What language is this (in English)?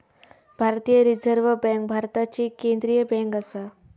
Marathi